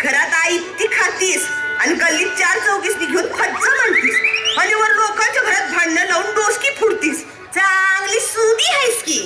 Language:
Marathi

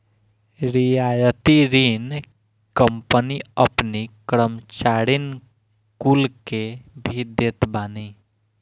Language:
Bhojpuri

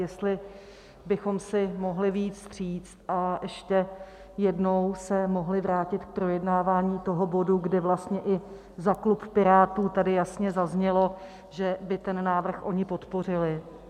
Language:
Czech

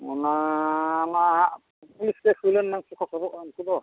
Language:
Santali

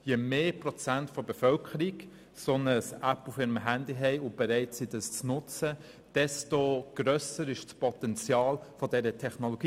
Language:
Swiss German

